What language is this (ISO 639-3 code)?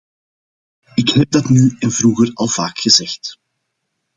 nld